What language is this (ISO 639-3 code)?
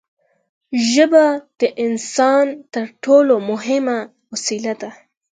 pus